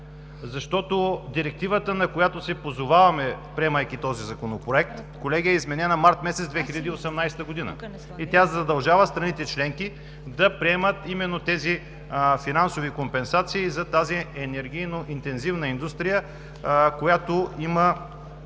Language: Bulgarian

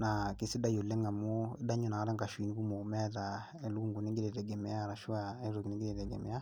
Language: Masai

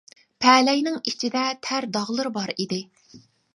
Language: Uyghur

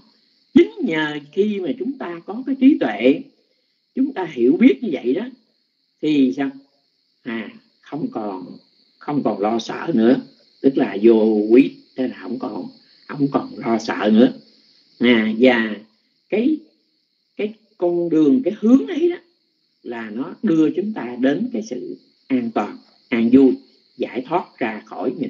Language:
Vietnamese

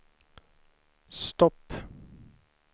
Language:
Swedish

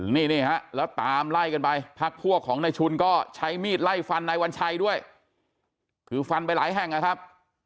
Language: Thai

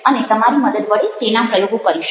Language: Gujarati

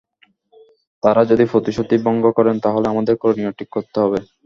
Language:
Bangla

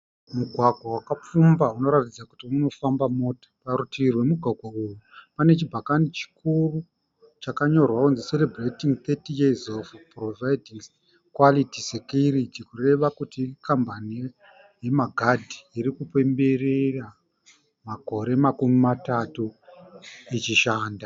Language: Shona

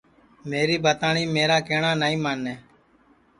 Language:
Sansi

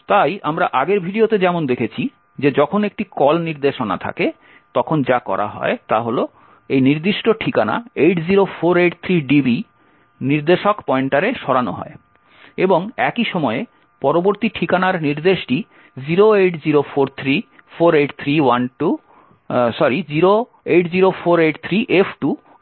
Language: Bangla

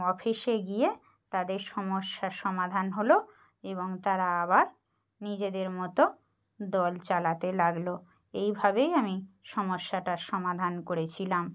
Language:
Bangla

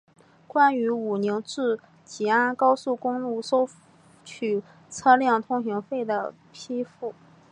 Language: Chinese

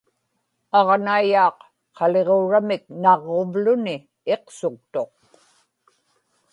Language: Inupiaq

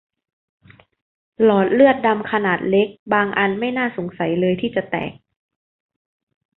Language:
Thai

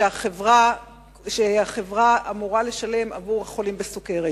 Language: Hebrew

